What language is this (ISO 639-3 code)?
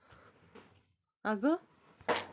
mar